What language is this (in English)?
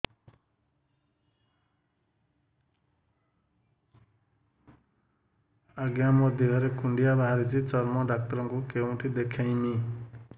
Odia